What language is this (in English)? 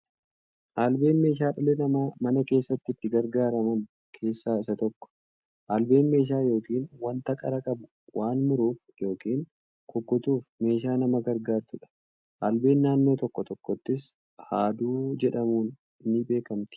Oromo